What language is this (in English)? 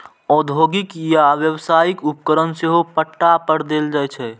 Maithili